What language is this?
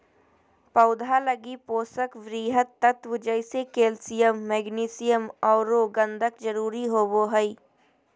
Magahi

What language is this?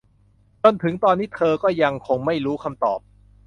Thai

